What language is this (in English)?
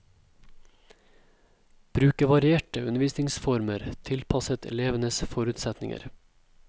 Norwegian